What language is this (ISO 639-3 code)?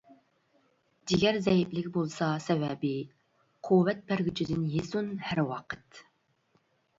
uig